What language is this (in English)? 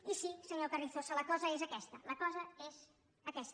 Catalan